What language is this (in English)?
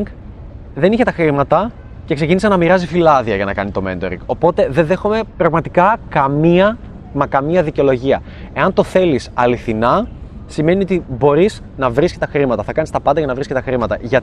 Greek